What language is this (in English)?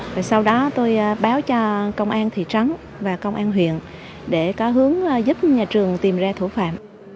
Vietnamese